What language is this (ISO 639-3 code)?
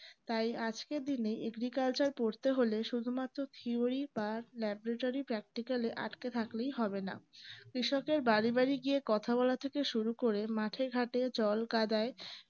ben